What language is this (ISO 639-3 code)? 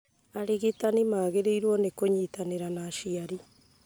kik